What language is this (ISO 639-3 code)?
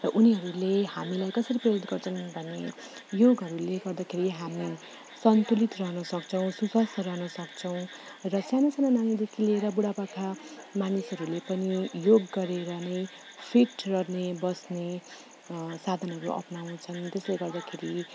nep